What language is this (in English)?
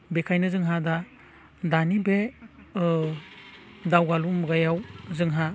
Bodo